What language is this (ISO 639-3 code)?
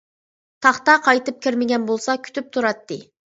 uig